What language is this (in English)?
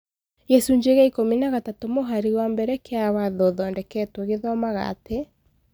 Kikuyu